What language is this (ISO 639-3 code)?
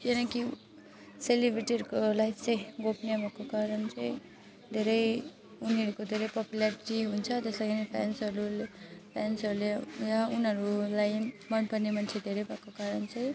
nep